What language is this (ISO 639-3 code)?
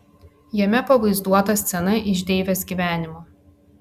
lit